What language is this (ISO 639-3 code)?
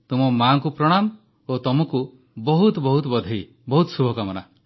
ori